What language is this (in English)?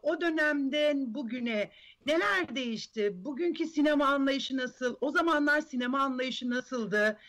Turkish